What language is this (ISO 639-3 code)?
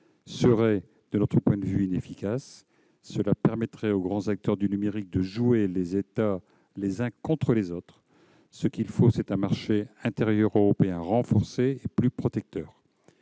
fra